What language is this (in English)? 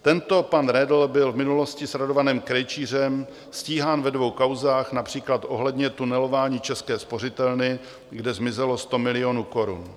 Czech